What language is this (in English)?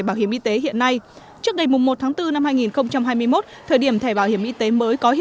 Vietnamese